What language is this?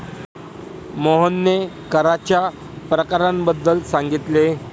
Marathi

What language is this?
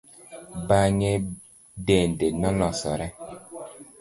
Luo (Kenya and Tanzania)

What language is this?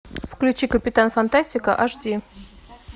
Russian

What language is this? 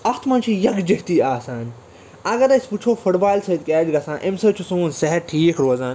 Kashmiri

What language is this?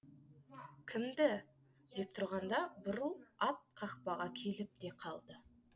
Kazakh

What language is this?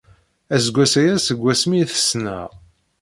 Kabyle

